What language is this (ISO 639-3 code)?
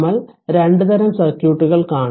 mal